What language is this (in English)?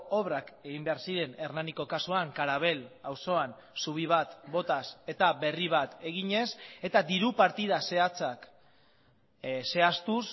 Basque